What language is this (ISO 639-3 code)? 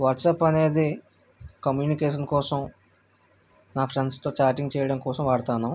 tel